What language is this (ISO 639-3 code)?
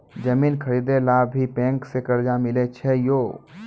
mai